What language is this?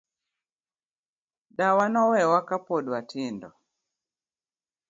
Luo (Kenya and Tanzania)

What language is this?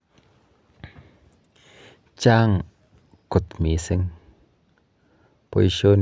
Kalenjin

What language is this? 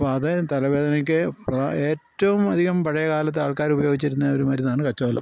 Malayalam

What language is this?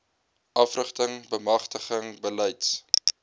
Afrikaans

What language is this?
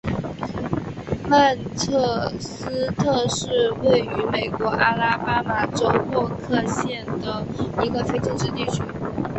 Chinese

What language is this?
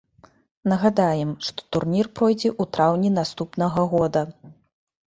Belarusian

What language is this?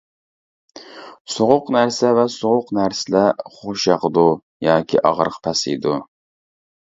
Uyghur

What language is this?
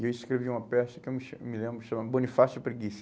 Portuguese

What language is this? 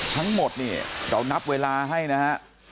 Thai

